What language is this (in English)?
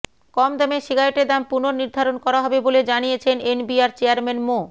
Bangla